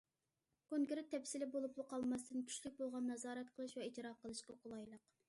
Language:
Uyghur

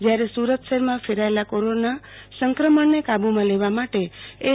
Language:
Gujarati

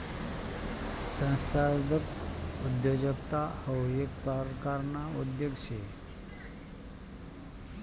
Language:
Marathi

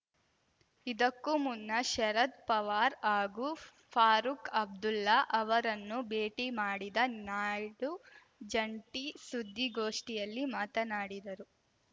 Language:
Kannada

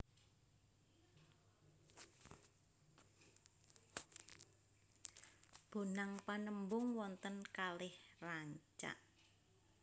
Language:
Javanese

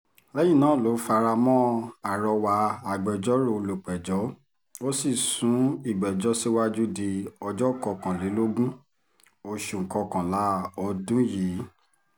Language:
Yoruba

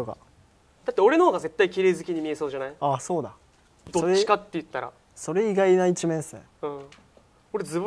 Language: Japanese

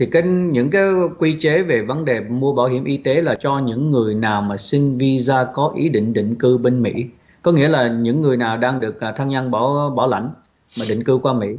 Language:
Vietnamese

